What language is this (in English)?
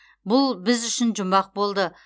Kazakh